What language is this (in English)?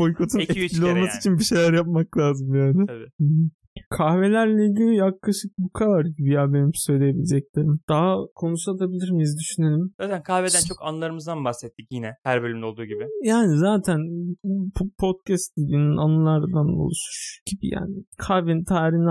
Turkish